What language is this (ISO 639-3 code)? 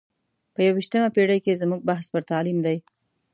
pus